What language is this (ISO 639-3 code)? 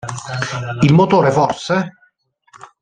ita